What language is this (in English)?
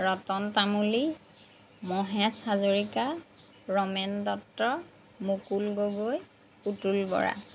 Assamese